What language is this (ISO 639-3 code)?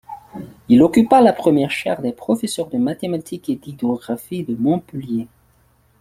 fra